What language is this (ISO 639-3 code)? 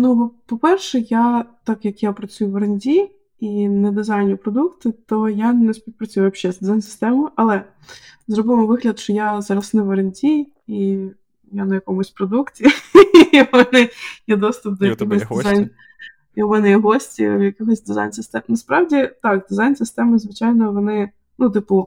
ukr